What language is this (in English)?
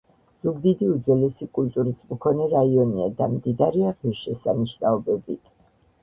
Georgian